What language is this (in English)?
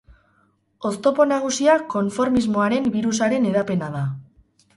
Basque